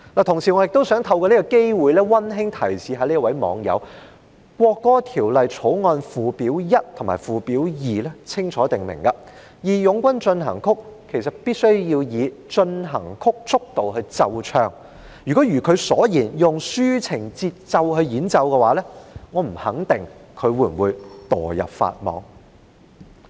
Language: Cantonese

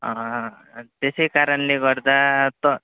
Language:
Nepali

